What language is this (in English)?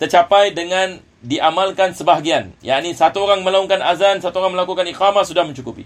Malay